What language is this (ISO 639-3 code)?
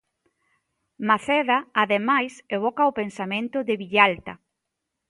glg